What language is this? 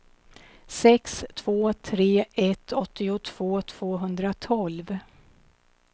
Swedish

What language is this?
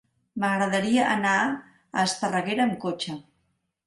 Catalan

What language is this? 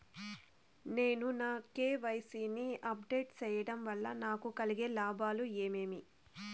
Telugu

